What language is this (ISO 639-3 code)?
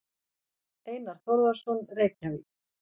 isl